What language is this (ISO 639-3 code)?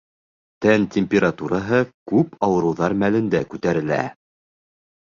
bak